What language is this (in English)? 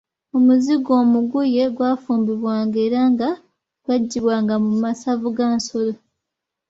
Ganda